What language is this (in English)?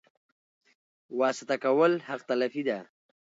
Pashto